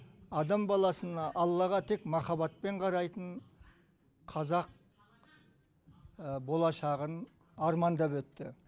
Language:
Kazakh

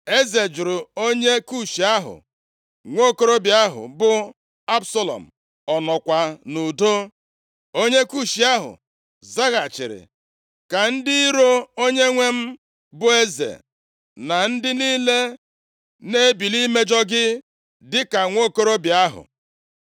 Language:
Igbo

